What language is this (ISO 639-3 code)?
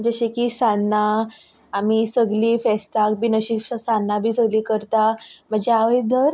kok